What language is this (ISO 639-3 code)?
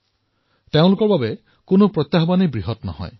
asm